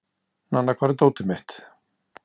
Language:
Icelandic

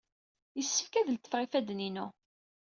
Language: Kabyle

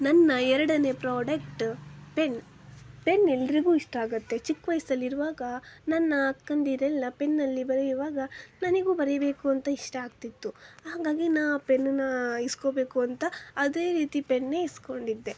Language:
Kannada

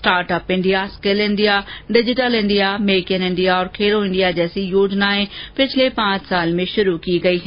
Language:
Hindi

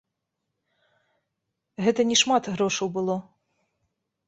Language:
Belarusian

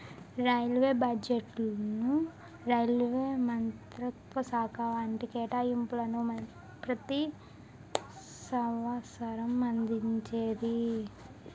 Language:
Telugu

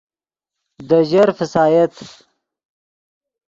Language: Yidgha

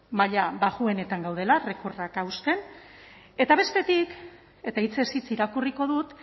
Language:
Basque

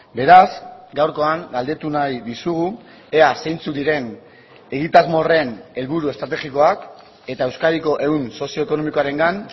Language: Basque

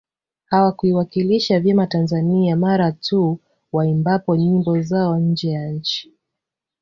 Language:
Swahili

